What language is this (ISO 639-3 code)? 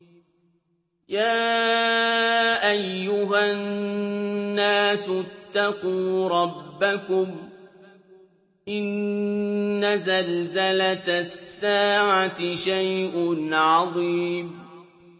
ara